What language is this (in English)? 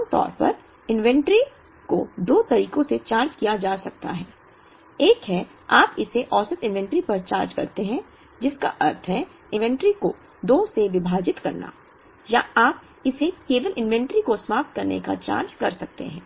Hindi